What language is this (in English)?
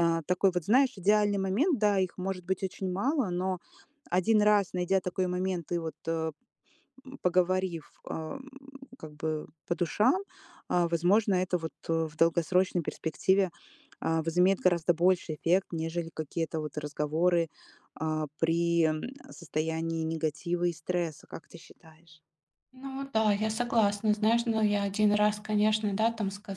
Russian